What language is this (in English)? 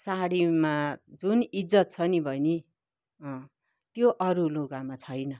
Nepali